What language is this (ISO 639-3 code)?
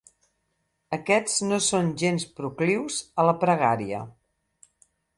cat